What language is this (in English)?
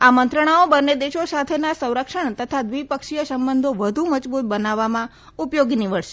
Gujarati